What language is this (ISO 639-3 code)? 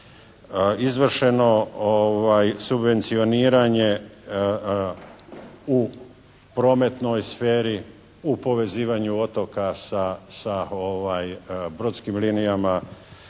hrv